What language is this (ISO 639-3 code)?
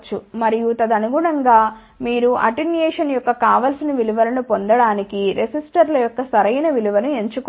tel